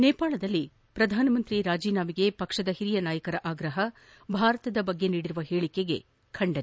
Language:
Kannada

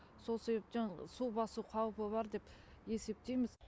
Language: Kazakh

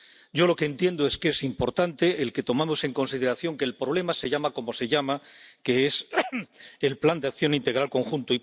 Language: Spanish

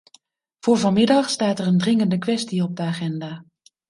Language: Dutch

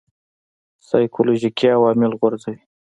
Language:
Pashto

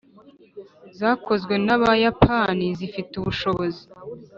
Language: Kinyarwanda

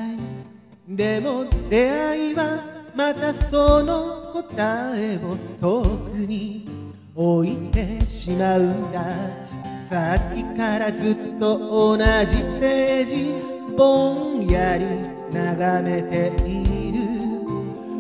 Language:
Japanese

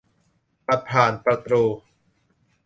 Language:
Thai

